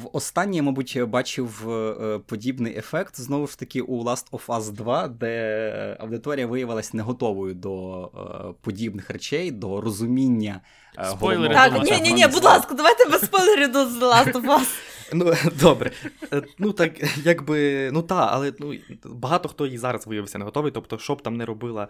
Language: Ukrainian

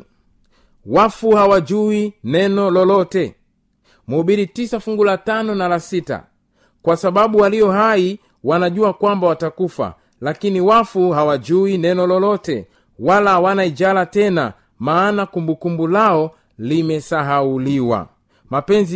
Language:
Swahili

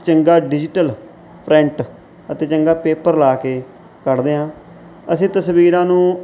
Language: Punjabi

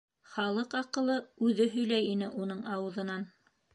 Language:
Bashkir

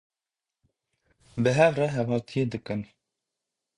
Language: Kurdish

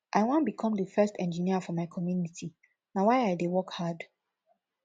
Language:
Nigerian Pidgin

